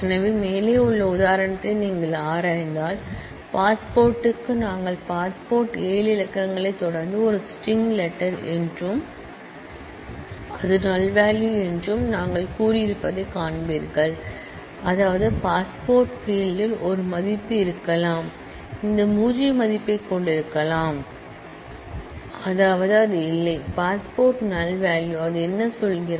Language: Tamil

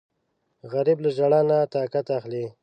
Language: Pashto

